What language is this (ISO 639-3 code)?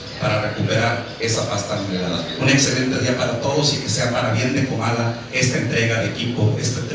spa